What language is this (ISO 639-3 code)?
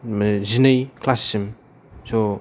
brx